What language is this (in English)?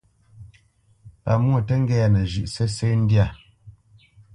Bamenyam